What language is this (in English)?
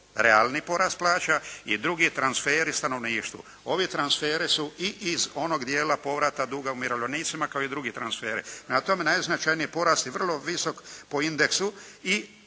Croatian